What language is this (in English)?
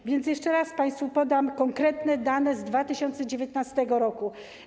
Polish